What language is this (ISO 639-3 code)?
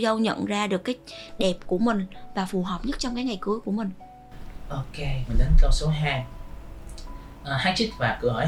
vie